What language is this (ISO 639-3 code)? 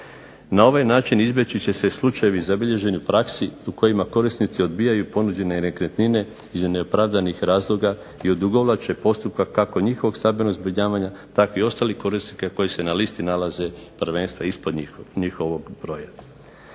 hrv